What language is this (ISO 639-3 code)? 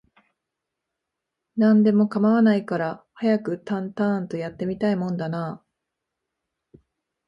jpn